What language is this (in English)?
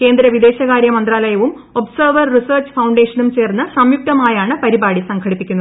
Malayalam